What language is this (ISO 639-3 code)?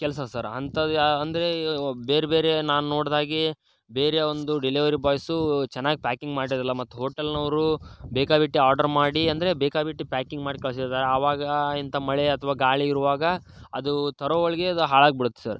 kan